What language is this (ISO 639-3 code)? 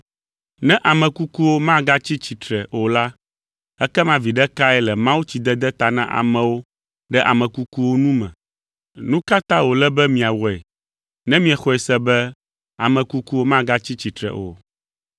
ewe